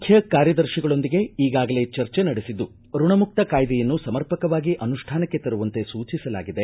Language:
Kannada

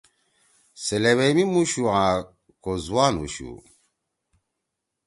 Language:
Torwali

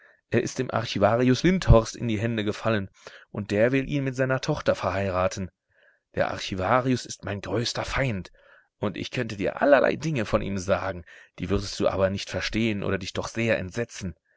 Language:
German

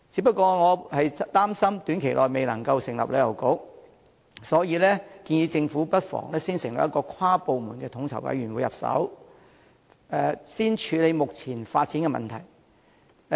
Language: Cantonese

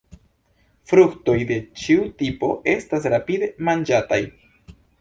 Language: Esperanto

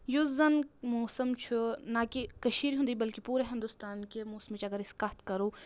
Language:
Kashmiri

